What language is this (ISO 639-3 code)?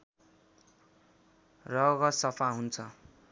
nep